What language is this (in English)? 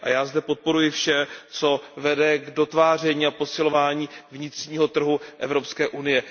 Czech